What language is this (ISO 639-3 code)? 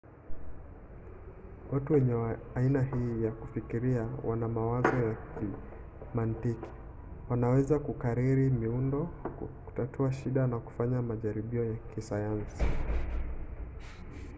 swa